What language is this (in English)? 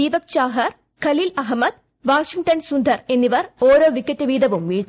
Malayalam